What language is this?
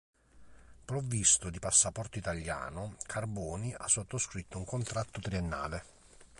Italian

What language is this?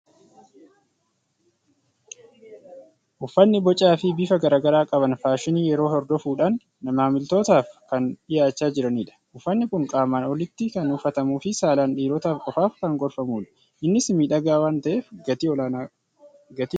Oromo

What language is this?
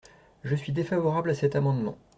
French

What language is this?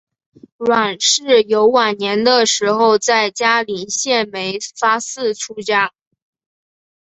Chinese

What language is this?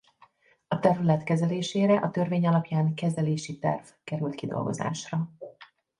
Hungarian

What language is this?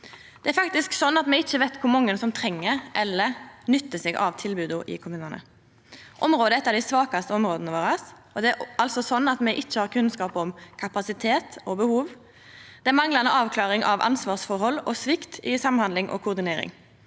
Norwegian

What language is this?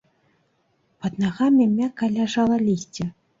Belarusian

